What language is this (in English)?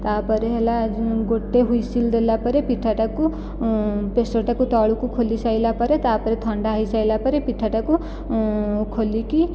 Odia